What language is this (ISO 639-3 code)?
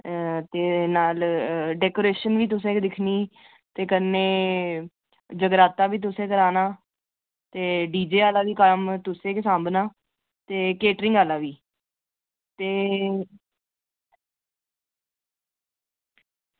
doi